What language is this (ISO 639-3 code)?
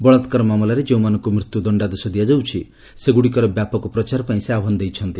ori